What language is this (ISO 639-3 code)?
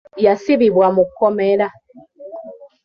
lug